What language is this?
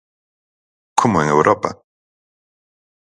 Galician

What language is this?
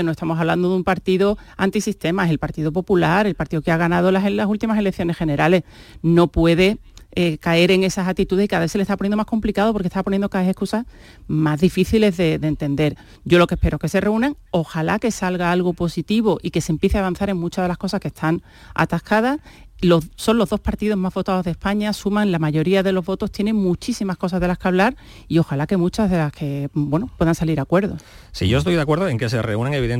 Spanish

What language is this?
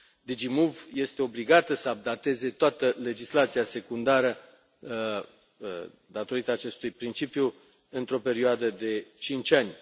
Romanian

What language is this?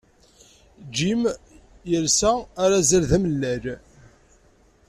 Kabyle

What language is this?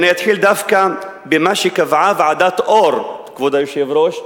Hebrew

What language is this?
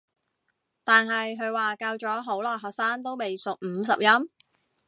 Cantonese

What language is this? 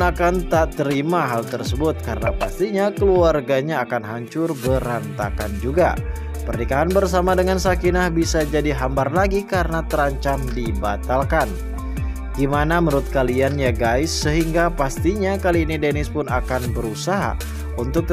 Indonesian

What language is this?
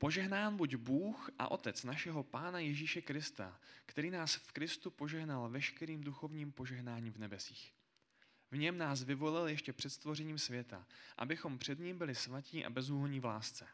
Czech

